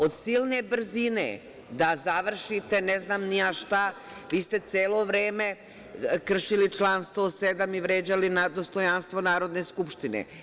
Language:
Serbian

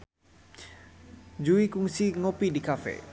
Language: Sundanese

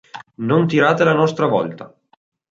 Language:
Italian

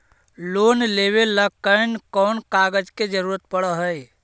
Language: Magahi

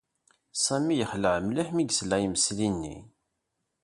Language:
Kabyle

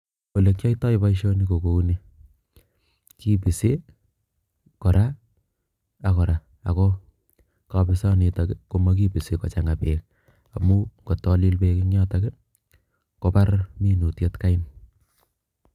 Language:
Kalenjin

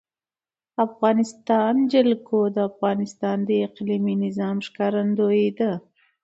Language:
Pashto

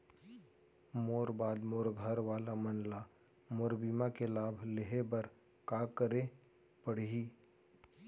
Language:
Chhattisgarhi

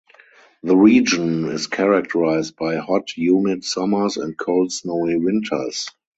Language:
English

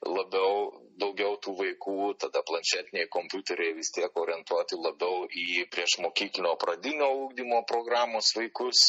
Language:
Lithuanian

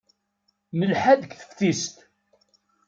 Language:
Kabyle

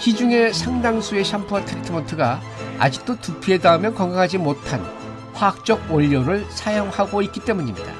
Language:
Korean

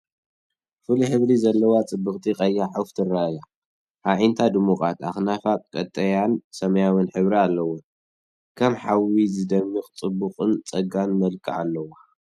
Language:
Tigrinya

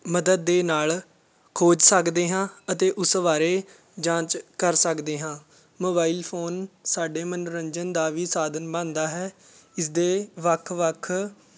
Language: Punjabi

